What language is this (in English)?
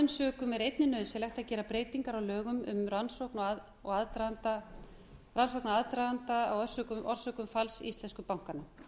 Icelandic